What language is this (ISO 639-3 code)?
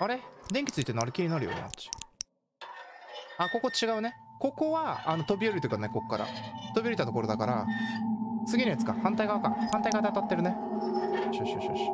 jpn